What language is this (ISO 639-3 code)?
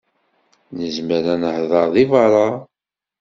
kab